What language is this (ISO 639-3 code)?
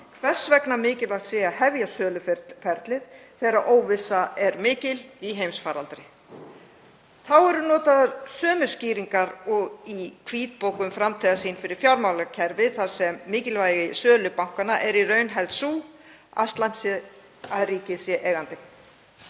isl